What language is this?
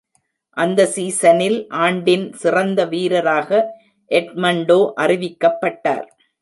Tamil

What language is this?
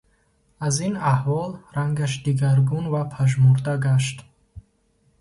Tajik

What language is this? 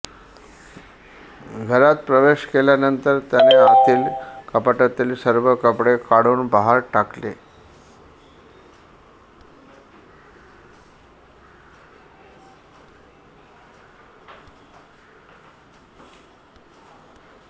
Marathi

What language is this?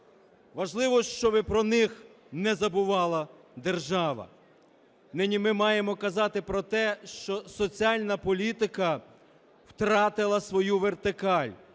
Ukrainian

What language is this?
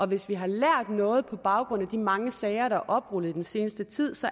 Danish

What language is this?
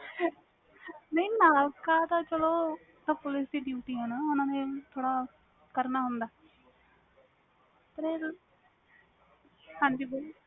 Punjabi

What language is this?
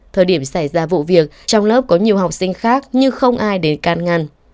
Vietnamese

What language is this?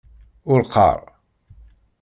Kabyle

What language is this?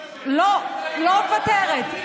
Hebrew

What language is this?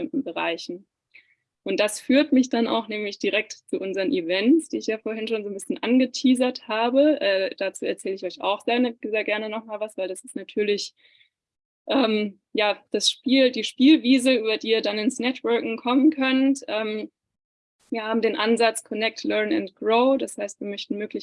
German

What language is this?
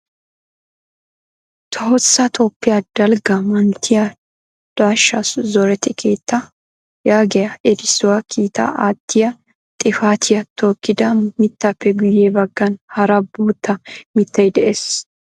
Wolaytta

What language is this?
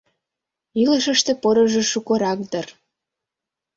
Mari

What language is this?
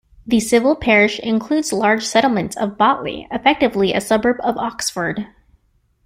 English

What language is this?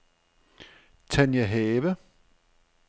Danish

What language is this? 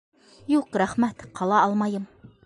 Bashkir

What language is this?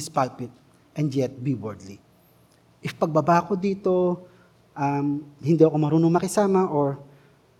Filipino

